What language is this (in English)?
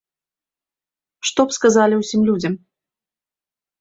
Belarusian